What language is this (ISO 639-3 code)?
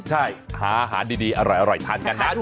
tha